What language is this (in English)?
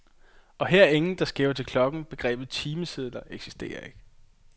Danish